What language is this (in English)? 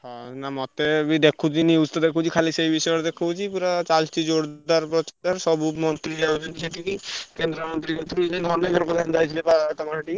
Odia